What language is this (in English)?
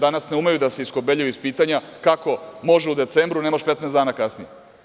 Serbian